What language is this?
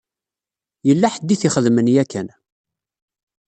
Kabyle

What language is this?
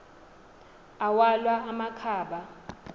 Xhosa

